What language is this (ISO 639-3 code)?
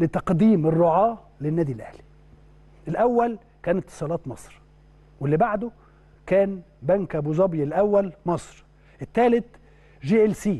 ara